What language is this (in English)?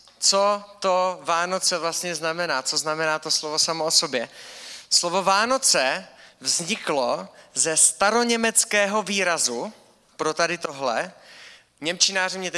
Czech